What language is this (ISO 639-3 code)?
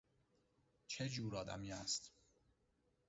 fas